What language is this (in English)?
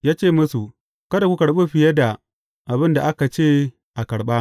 Hausa